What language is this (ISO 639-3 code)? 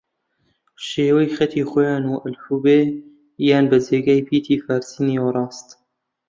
ckb